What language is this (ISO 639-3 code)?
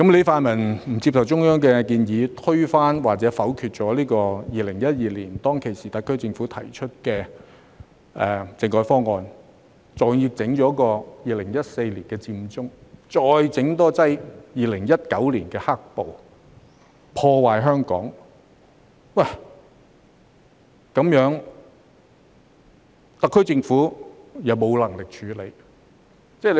yue